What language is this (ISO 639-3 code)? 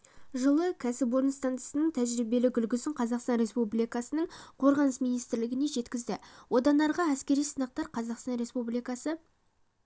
kaz